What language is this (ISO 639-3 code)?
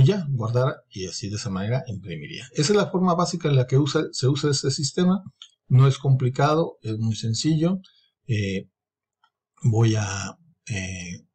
spa